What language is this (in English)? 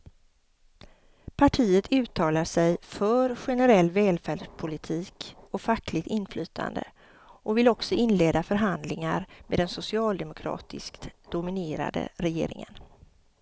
Swedish